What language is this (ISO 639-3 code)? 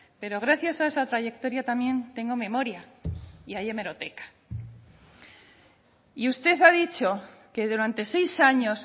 spa